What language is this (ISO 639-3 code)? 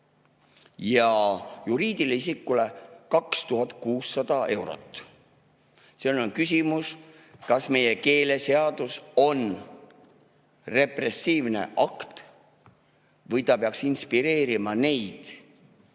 est